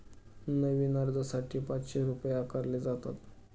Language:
Marathi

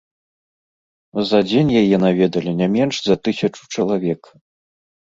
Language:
Belarusian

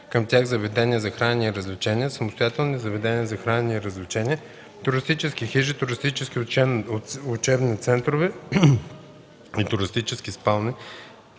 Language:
Bulgarian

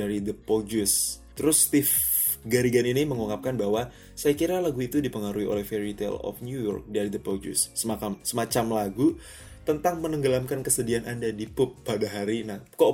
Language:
Indonesian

